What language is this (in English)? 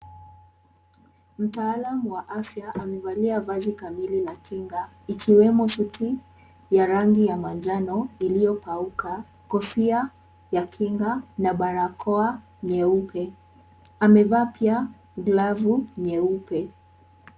Swahili